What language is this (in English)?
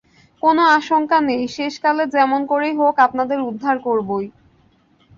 Bangla